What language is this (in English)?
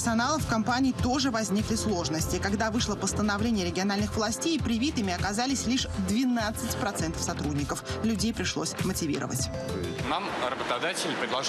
Russian